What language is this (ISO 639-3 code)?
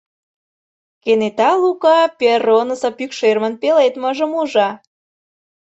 chm